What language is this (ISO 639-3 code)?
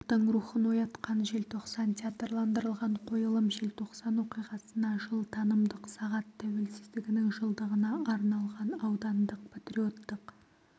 kaz